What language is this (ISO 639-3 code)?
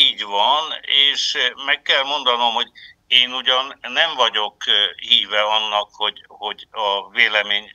hun